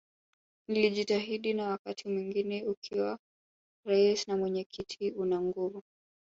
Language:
Swahili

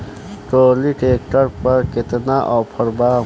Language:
Bhojpuri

